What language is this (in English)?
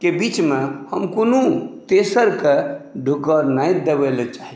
Maithili